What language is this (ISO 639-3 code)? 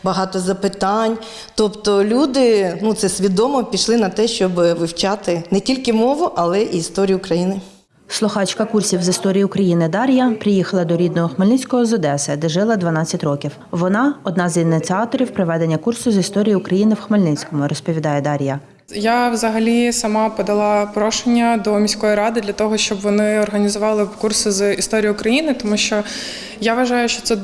ukr